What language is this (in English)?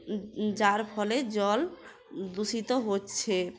Bangla